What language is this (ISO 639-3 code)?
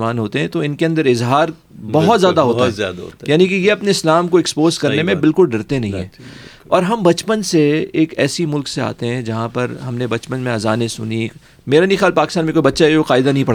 urd